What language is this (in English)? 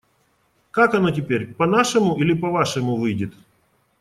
Russian